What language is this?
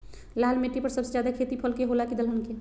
Magahi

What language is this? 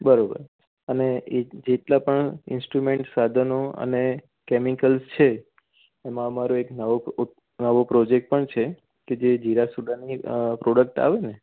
Gujarati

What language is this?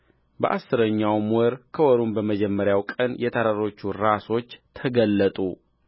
Amharic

